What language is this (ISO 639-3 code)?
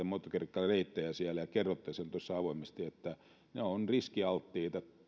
fin